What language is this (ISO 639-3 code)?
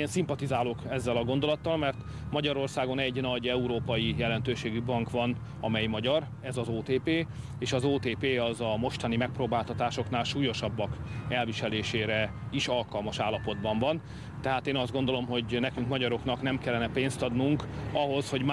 hun